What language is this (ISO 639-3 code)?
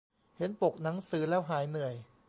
tha